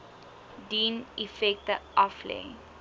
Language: Afrikaans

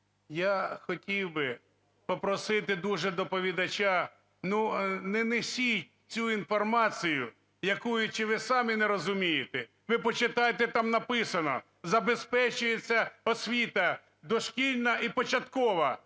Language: Ukrainian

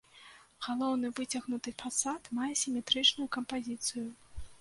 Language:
Belarusian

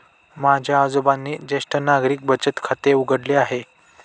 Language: Marathi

